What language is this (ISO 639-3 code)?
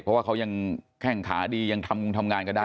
tha